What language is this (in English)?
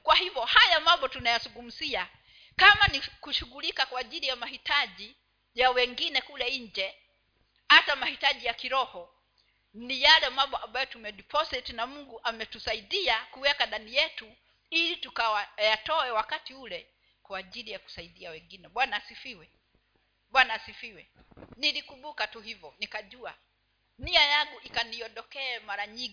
Swahili